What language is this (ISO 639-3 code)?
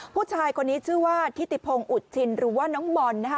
tha